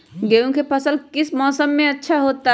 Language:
Magahi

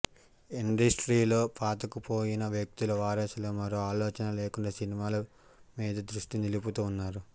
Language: Telugu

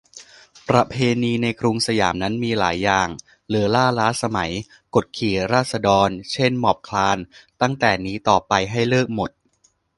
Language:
Thai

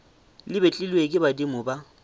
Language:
Northern Sotho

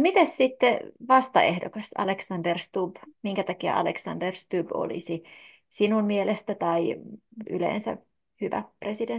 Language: Finnish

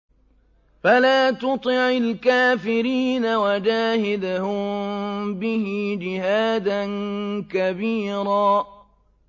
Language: Arabic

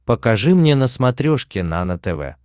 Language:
Russian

